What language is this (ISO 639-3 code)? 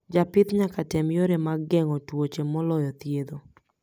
luo